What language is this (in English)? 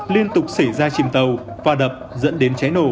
Vietnamese